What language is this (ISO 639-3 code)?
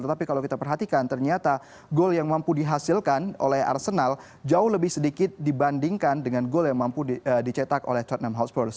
ind